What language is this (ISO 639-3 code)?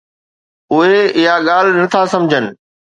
snd